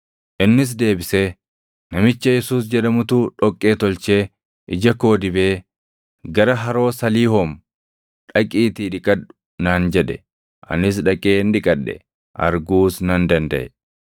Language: Oromo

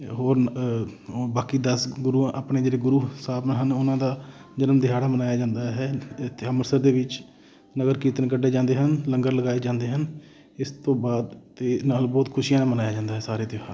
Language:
Punjabi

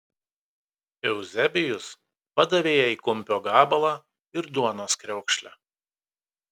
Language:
Lithuanian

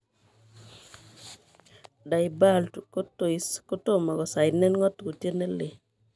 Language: Kalenjin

